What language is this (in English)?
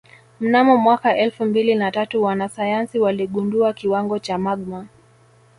Swahili